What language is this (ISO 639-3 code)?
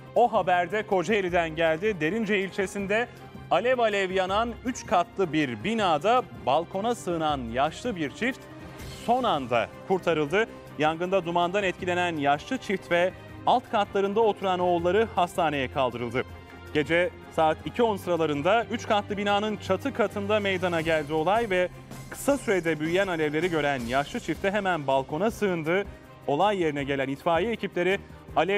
tur